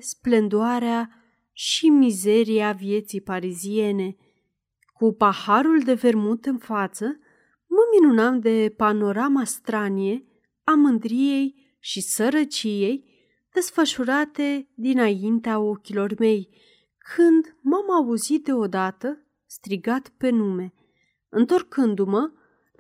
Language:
Romanian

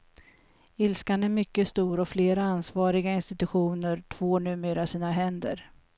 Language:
Swedish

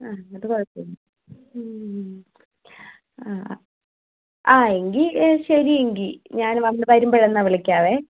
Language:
Malayalam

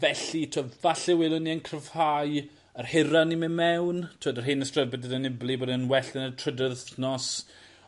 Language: Welsh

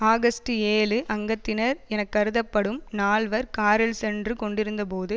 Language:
Tamil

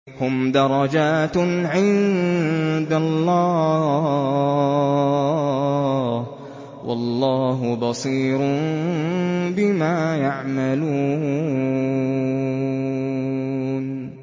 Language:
Arabic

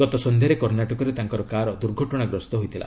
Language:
Odia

